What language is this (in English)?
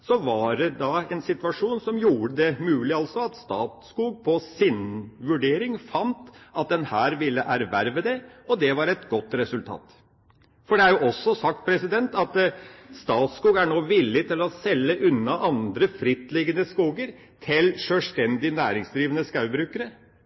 Norwegian Bokmål